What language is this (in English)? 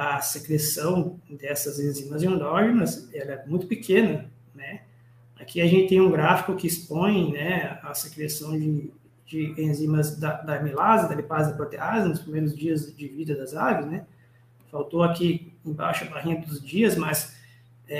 Portuguese